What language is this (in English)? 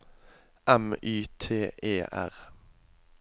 Norwegian